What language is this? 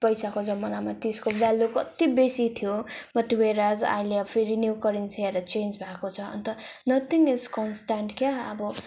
Nepali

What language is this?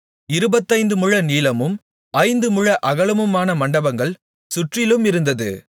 Tamil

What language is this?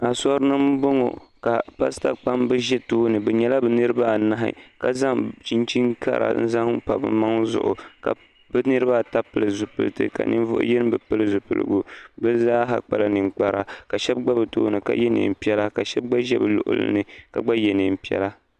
Dagbani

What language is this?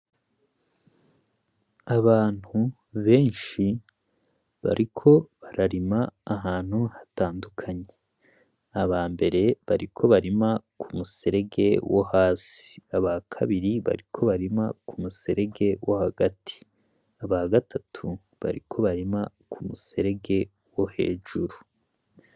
Rundi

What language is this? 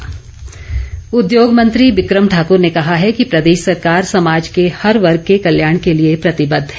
Hindi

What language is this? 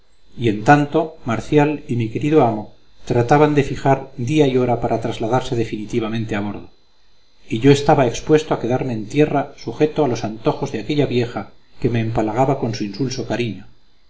Spanish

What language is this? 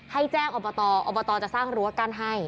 Thai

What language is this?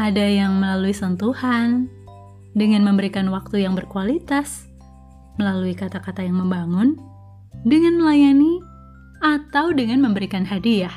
Indonesian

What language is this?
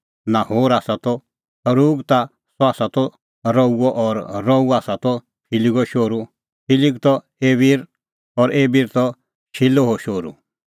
Kullu Pahari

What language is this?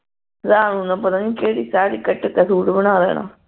Punjabi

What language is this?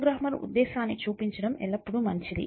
Telugu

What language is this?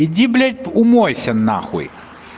Russian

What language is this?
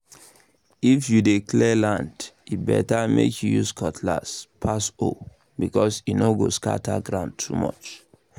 Nigerian Pidgin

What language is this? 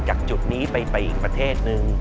Thai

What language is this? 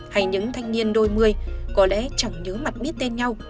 Vietnamese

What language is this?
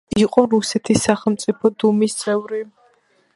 Georgian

